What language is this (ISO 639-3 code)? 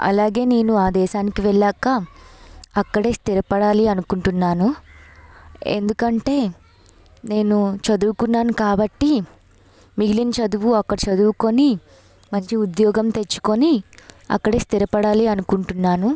tel